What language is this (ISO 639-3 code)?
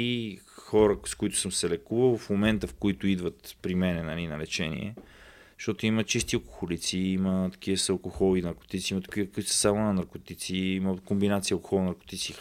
bul